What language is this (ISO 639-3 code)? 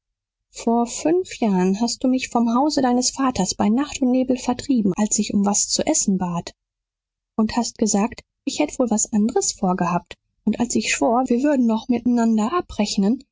deu